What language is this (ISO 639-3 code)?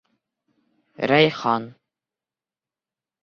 bak